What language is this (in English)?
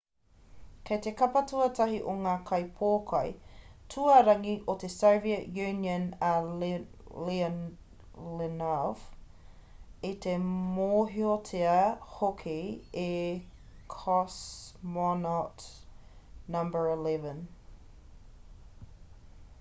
Māori